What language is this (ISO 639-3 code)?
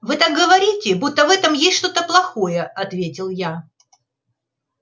rus